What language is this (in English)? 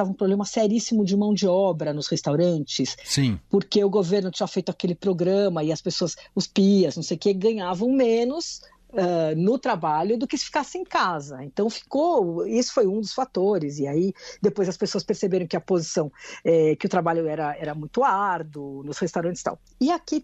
Portuguese